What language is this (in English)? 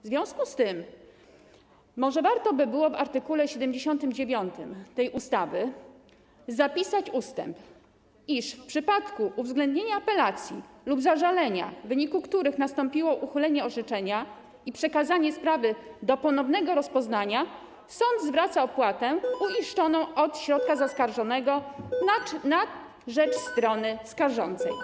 Polish